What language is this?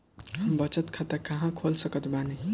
Bhojpuri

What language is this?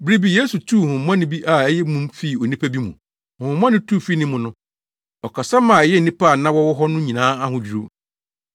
Akan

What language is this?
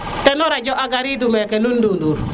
Serer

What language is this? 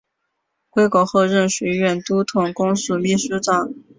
Chinese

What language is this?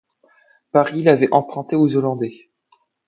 French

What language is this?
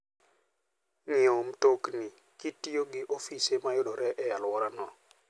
Luo (Kenya and Tanzania)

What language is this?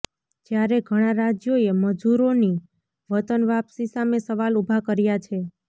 Gujarati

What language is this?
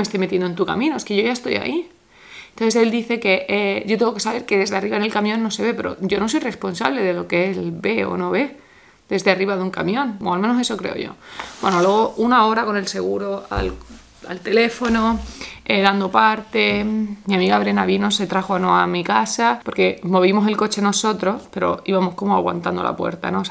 Spanish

